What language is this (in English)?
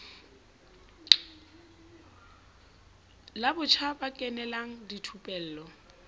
Southern Sotho